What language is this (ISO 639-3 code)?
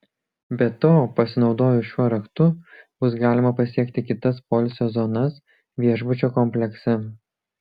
lit